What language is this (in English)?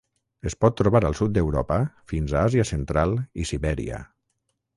Catalan